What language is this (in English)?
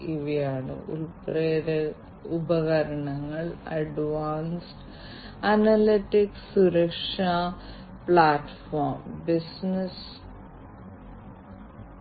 Malayalam